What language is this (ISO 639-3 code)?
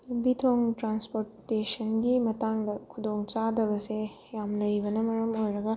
mni